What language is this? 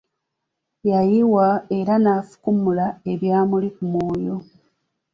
Ganda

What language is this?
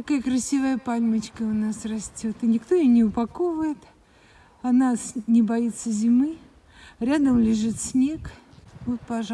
Russian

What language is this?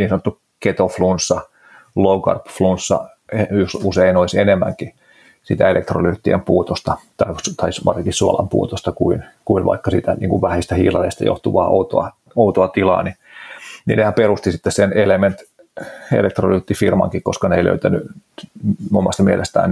Finnish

